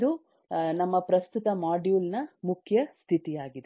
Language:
Kannada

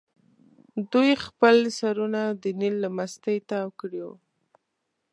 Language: Pashto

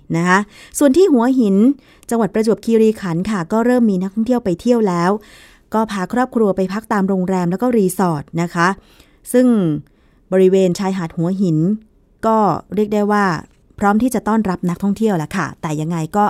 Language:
Thai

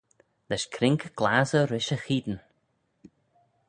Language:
Manx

